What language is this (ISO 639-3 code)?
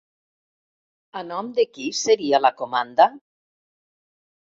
cat